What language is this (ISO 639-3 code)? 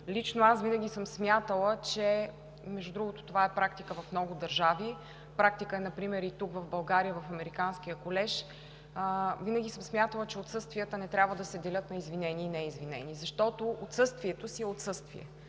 bul